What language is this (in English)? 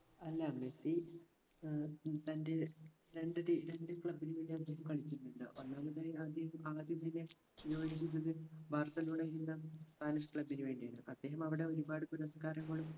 Malayalam